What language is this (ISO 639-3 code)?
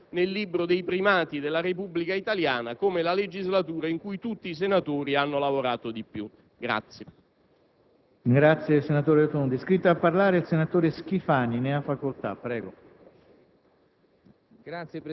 ita